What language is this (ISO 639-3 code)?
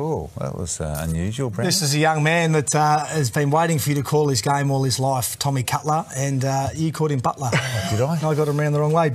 eng